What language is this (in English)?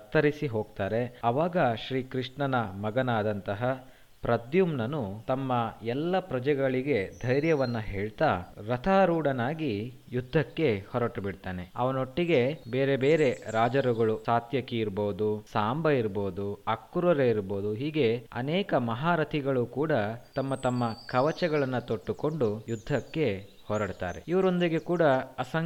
Kannada